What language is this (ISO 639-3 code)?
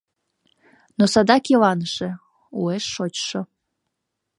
chm